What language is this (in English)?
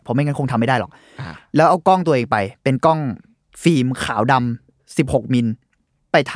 Thai